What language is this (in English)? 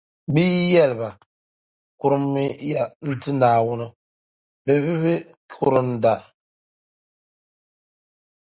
Dagbani